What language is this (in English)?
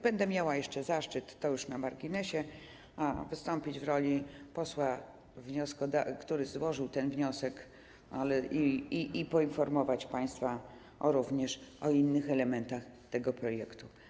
Polish